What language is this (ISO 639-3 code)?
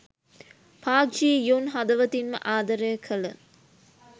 sin